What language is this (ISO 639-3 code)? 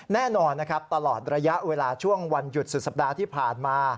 tha